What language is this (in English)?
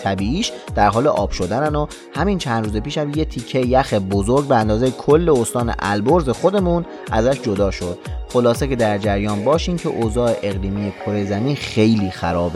Persian